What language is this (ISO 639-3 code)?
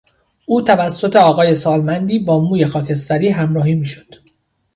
fas